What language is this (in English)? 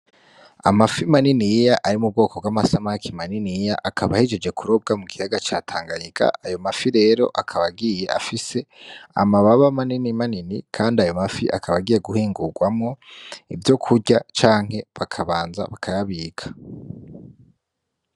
Rundi